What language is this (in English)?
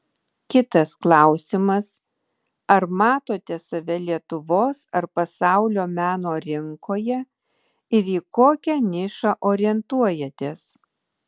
Lithuanian